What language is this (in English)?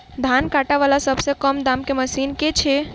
Maithili